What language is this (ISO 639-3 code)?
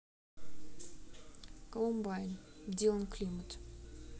rus